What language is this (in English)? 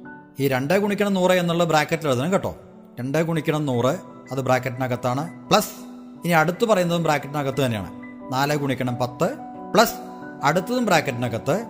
Malayalam